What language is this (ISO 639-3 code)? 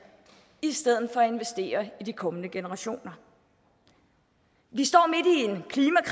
dan